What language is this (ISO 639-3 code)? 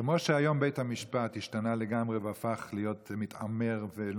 heb